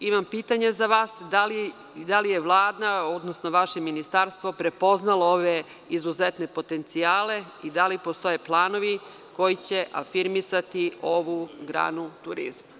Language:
Serbian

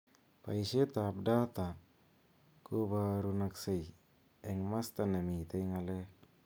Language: Kalenjin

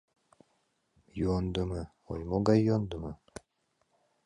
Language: Mari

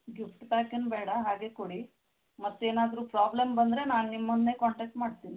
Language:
Kannada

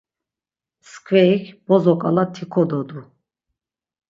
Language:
Laz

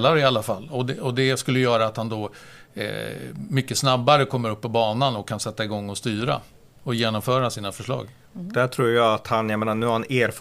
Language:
Swedish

